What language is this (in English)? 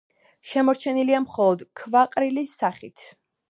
Georgian